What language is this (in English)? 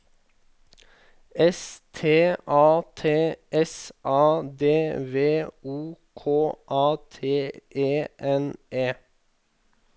Norwegian